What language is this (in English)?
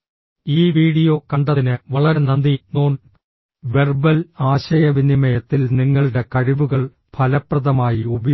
Malayalam